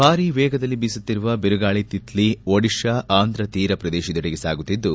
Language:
Kannada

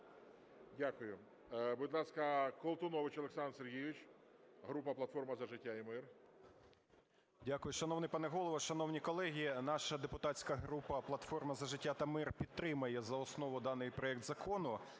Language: Ukrainian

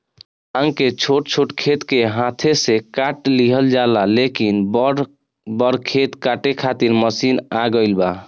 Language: Bhojpuri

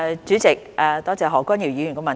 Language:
Cantonese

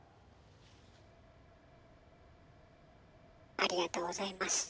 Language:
Japanese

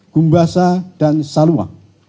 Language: Indonesian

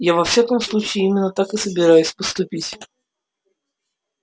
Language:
Russian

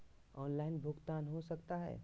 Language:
Magahi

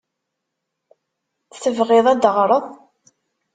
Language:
Kabyle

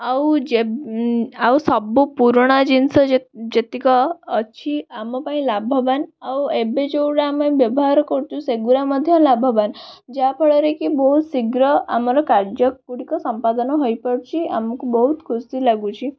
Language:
Odia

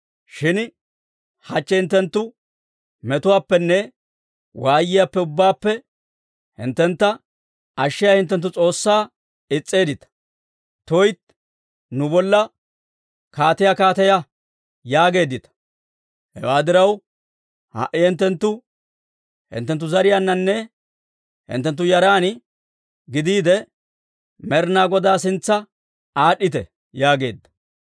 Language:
Dawro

